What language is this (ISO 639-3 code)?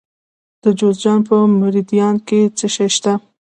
pus